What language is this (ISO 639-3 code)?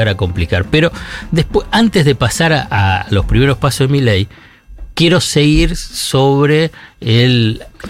spa